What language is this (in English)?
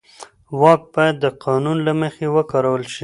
Pashto